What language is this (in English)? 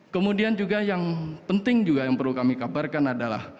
Indonesian